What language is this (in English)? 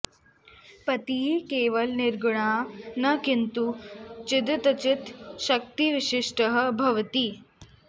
Sanskrit